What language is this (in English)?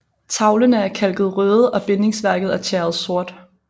Danish